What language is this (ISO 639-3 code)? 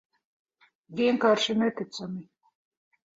lav